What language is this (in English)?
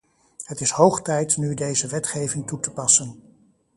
Dutch